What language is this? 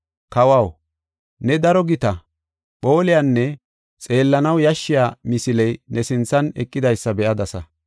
Gofa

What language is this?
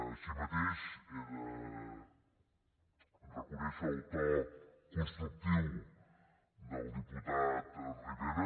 Catalan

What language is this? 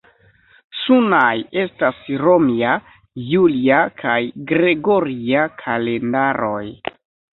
Esperanto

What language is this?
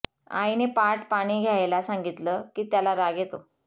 Marathi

